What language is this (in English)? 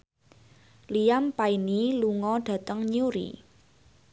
Javanese